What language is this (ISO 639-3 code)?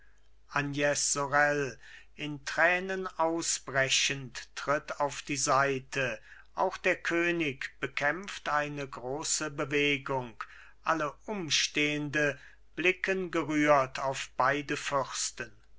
deu